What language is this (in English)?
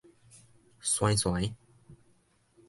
Min Nan Chinese